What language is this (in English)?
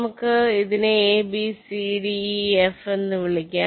Malayalam